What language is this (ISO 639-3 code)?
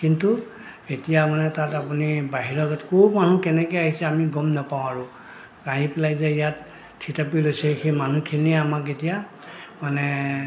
asm